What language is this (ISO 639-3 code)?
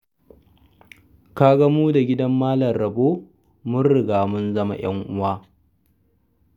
hau